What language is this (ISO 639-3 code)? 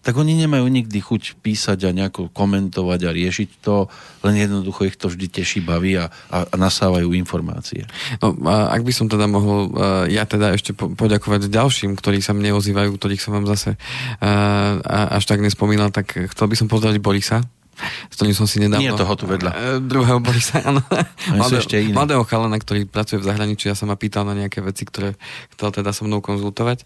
slk